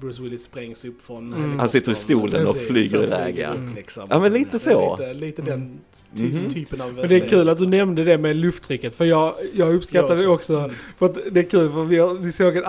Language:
Swedish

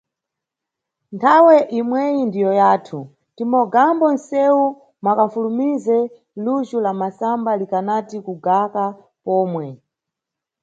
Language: Nyungwe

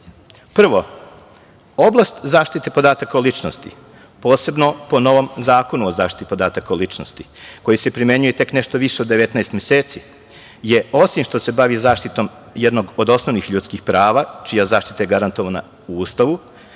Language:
Serbian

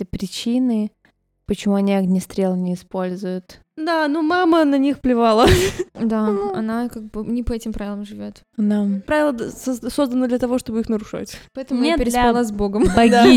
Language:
Russian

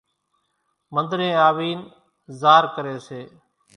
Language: Kachi Koli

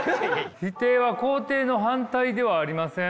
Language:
Japanese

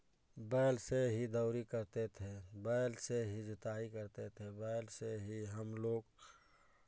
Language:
Hindi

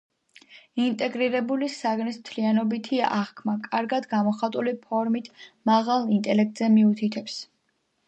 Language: Georgian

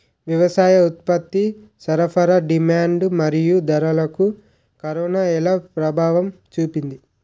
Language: Telugu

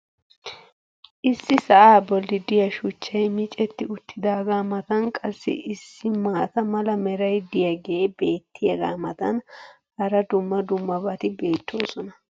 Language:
Wolaytta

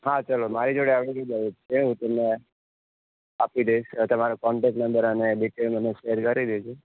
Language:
Gujarati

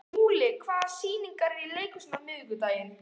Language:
Icelandic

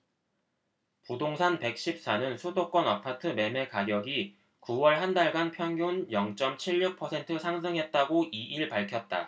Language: Korean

